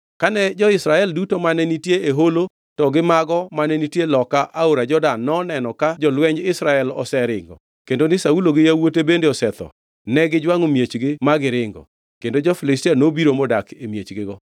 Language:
Luo (Kenya and Tanzania)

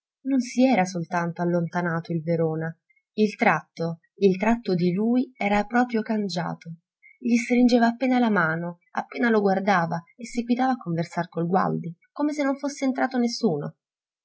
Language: Italian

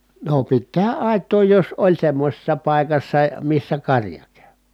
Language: Finnish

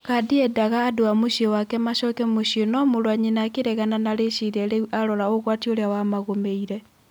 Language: Kikuyu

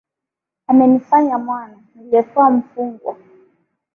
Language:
Swahili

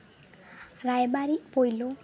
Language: Santali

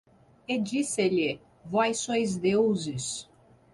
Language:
Portuguese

